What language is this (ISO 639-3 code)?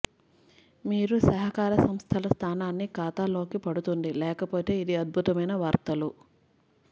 tel